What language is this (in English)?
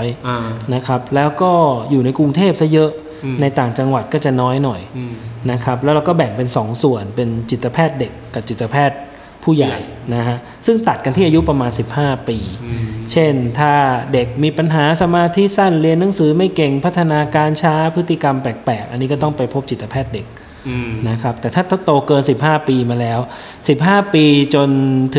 Thai